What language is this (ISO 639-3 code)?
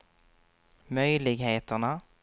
swe